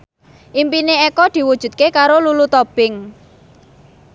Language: Javanese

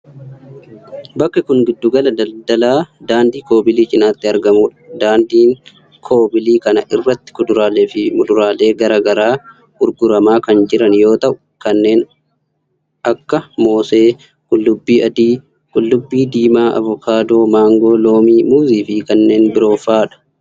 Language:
Oromo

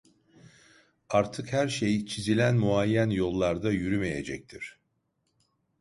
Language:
Turkish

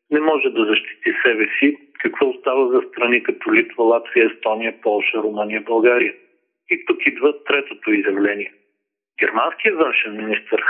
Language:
Bulgarian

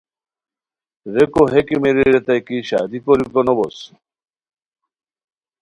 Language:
Khowar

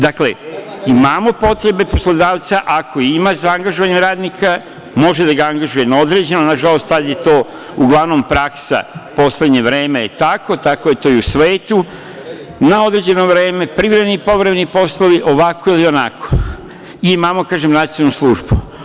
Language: Serbian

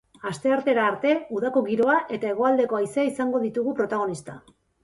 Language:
Basque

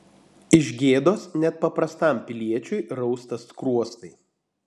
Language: Lithuanian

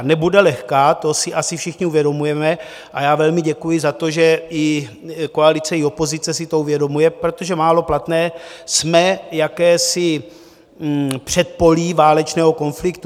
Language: Czech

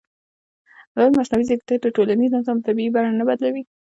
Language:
Pashto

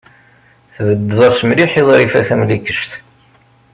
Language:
Kabyle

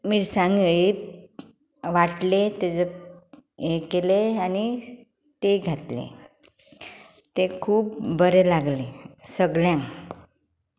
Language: Konkani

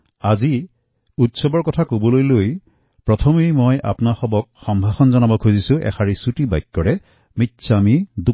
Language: Assamese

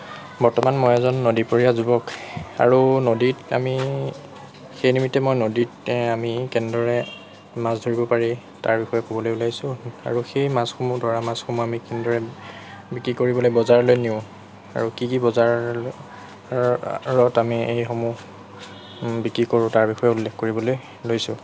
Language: Assamese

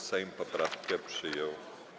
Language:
Polish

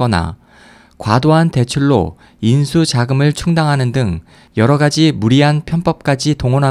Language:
Korean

